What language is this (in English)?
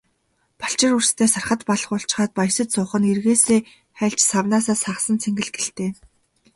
Mongolian